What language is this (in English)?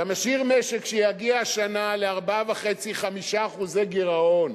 Hebrew